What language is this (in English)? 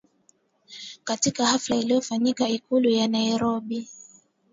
Swahili